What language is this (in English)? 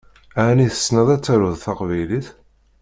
Kabyle